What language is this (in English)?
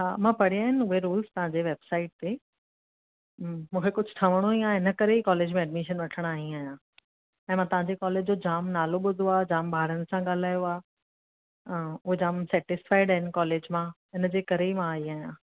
Sindhi